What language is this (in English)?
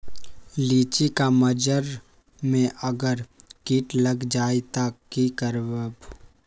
Magahi